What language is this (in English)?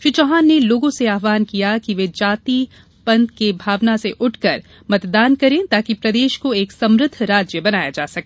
Hindi